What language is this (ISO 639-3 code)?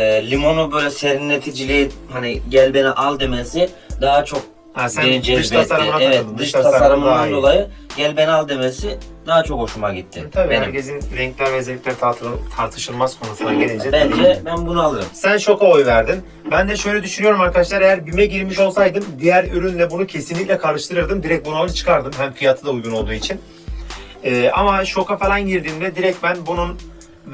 tur